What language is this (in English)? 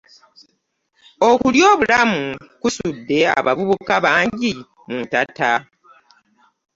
Ganda